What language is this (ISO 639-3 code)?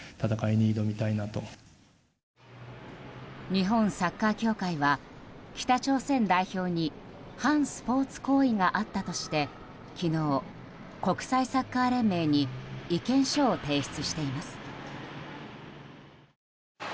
jpn